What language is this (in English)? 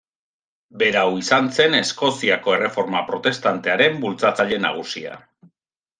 Basque